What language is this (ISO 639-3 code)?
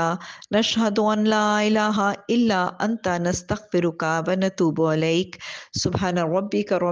eng